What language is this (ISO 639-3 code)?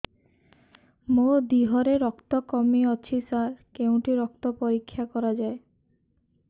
ori